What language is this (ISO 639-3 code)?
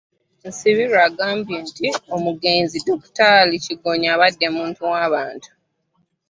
lug